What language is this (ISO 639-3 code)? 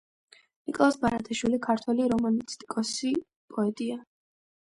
kat